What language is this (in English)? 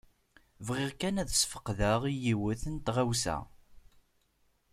Kabyle